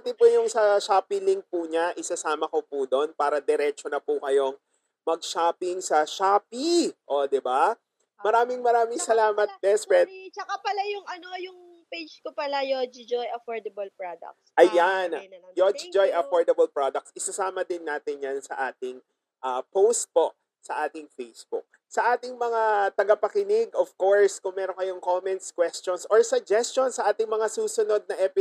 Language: Filipino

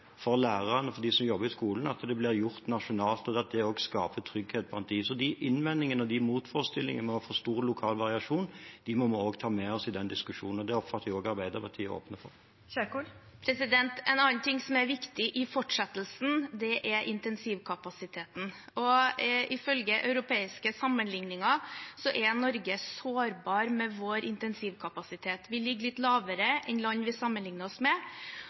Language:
Norwegian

